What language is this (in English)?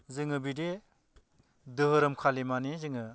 Bodo